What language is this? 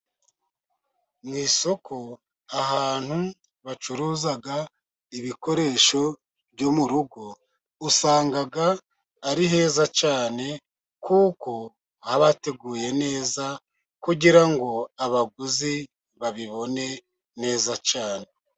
Kinyarwanda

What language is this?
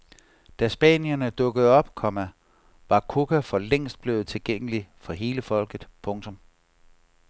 Danish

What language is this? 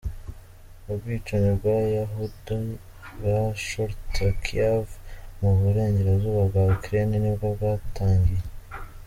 Kinyarwanda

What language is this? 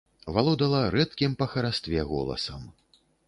Belarusian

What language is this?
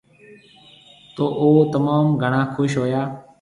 Marwari (Pakistan)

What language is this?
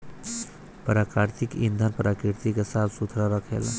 Bhojpuri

